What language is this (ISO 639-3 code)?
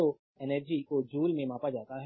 hin